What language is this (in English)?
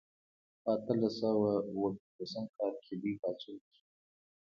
Pashto